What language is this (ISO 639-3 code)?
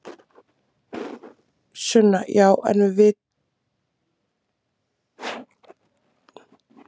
isl